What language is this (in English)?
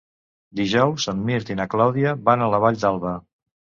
Catalan